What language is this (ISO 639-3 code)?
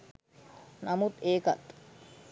sin